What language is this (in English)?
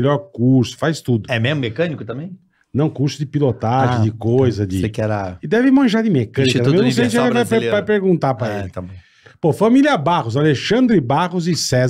Portuguese